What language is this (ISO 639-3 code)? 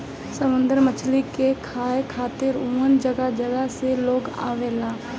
bho